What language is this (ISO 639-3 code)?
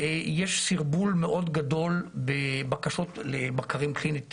heb